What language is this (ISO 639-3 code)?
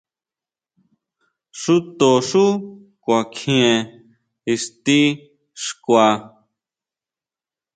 mau